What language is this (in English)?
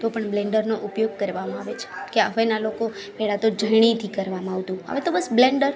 Gujarati